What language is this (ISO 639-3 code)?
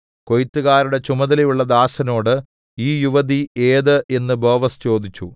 mal